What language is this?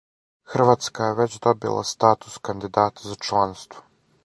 Serbian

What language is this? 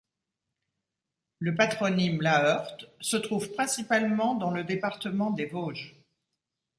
French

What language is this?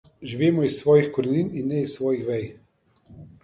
Slovenian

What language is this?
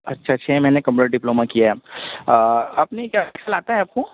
Urdu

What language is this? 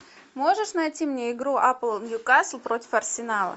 Russian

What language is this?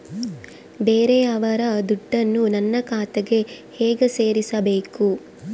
Kannada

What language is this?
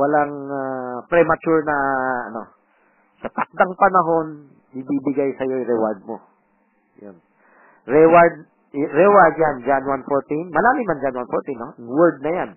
Filipino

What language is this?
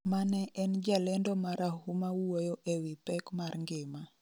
Luo (Kenya and Tanzania)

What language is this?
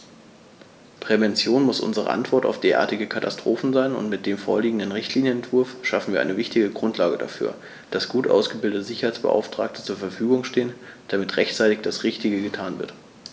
German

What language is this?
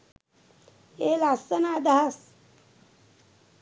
Sinhala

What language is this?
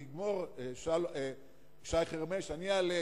Hebrew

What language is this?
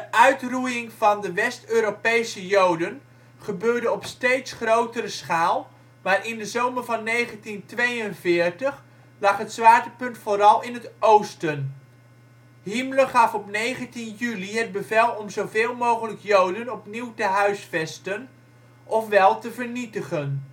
Dutch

